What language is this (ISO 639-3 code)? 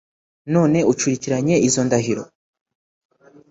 kin